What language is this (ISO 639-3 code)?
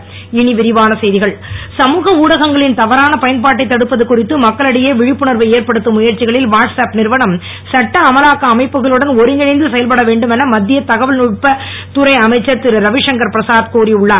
tam